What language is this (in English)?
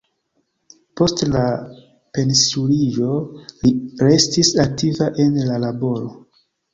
Esperanto